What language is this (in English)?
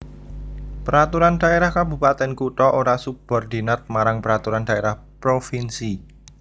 Javanese